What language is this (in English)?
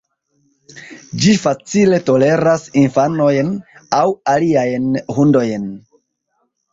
Esperanto